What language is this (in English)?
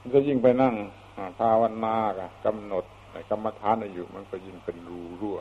Thai